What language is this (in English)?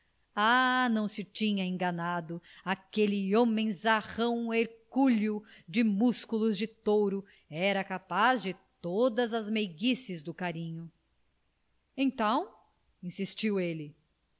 Portuguese